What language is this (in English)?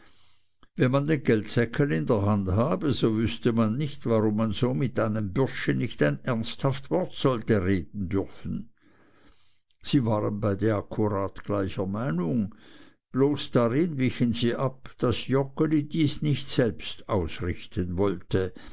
German